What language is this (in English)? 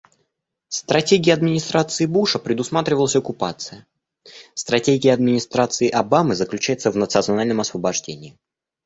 Russian